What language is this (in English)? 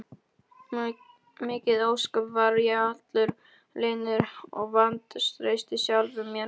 Icelandic